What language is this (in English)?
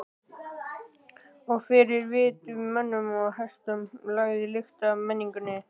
Icelandic